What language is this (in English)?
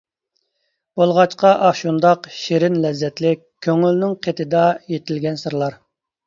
Uyghur